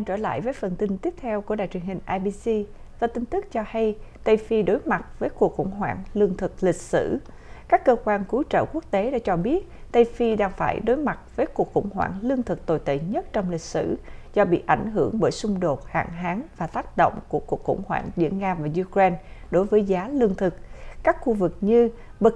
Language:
Vietnamese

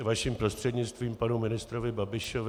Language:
Czech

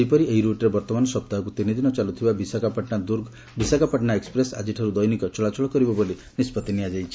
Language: Odia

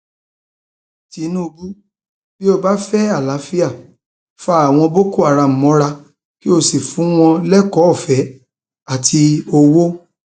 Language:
Yoruba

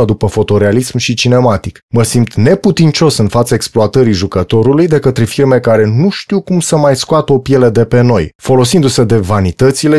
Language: Romanian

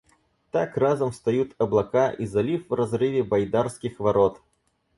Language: Russian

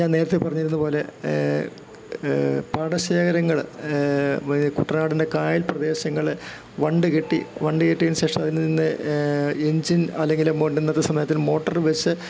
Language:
Malayalam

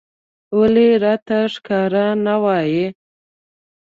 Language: Pashto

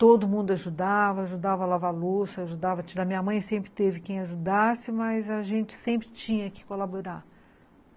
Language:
Portuguese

